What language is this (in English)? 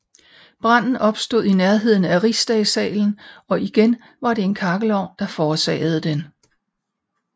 Danish